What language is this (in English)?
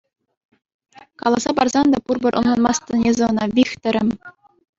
Chuvash